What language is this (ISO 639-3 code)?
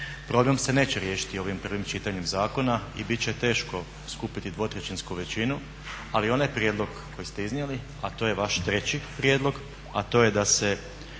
hrv